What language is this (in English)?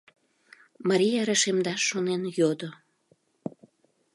Mari